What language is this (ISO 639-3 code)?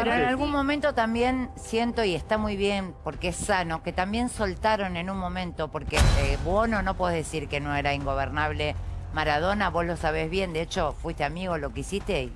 spa